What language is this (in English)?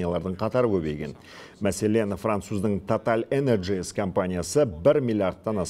Turkish